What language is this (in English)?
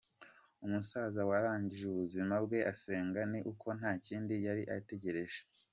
Kinyarwanda